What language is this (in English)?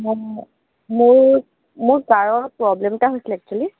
Assamese